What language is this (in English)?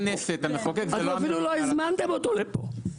Hebrew